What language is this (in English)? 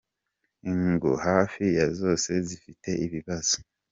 Kinyarwanda